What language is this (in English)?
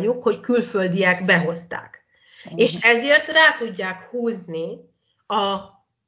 Hungarian